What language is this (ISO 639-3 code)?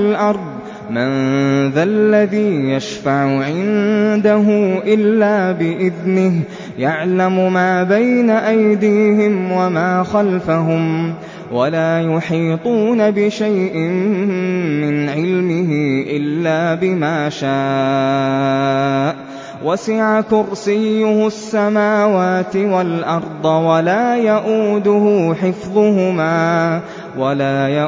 ara